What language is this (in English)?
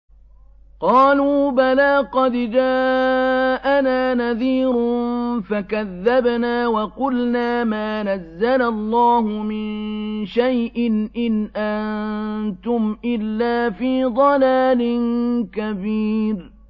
Arabic